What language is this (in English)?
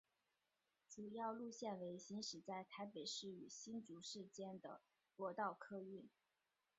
Chinese